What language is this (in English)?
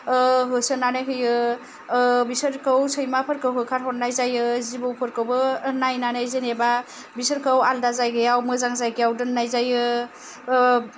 Bodo